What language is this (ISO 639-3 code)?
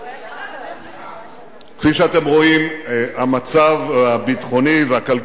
heb